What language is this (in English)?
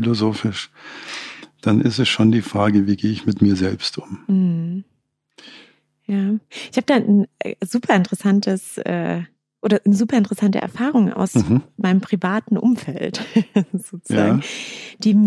German